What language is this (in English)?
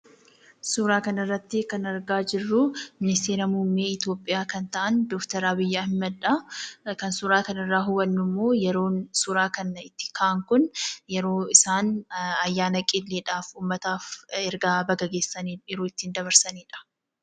Oromo